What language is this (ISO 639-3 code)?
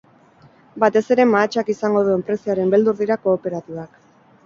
eus